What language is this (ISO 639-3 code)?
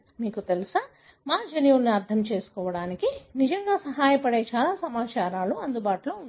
tel